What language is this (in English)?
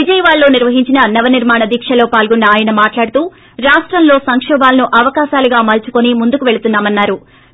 Telugu